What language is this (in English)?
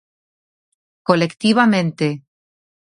Galician